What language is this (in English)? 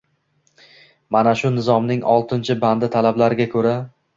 Uzbek